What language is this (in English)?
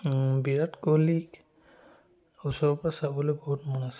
Assamese